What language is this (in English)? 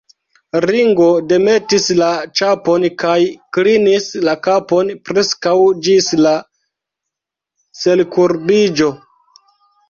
Esperanto